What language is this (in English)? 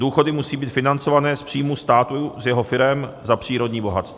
Czech